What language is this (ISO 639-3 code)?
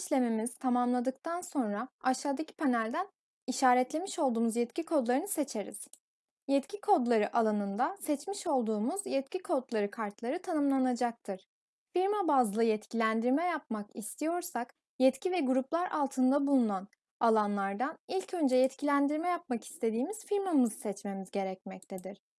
tur